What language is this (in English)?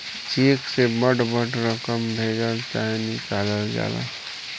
Bhojpuri